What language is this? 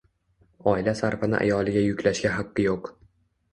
Uzbek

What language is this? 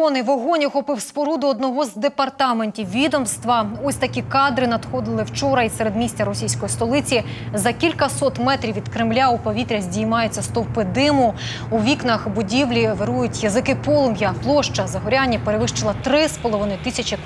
Ukrainian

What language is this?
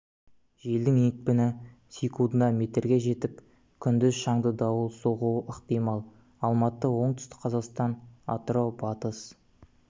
Kazakh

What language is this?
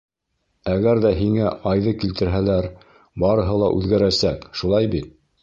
Bashkir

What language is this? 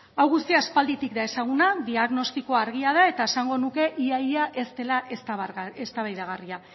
Basque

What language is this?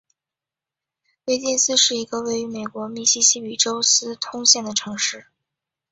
Chinese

